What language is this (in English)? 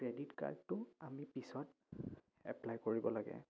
Assamese